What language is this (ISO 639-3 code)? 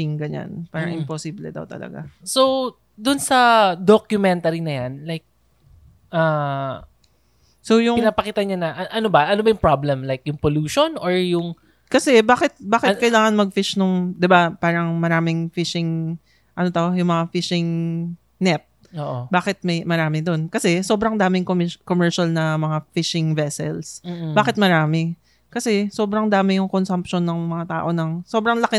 fil